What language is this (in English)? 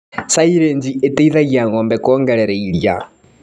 Kikuyu